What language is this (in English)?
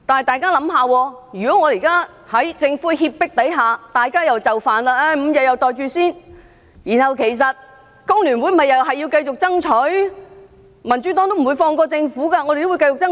Cantonese